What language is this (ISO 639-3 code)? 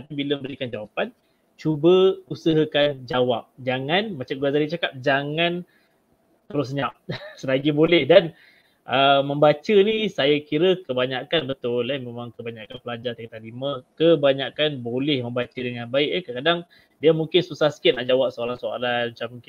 msa